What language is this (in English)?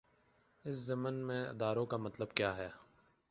Urdu